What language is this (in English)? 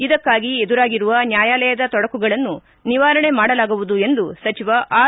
Kannada